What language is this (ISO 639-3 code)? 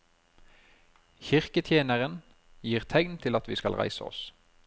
nor